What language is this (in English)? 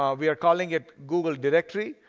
English